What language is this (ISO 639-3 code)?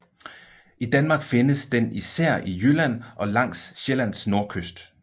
dan